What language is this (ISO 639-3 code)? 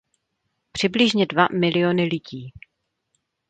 ces